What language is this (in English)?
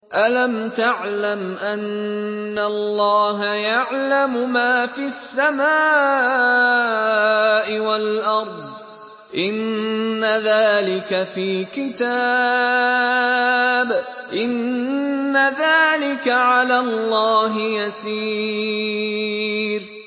Arabic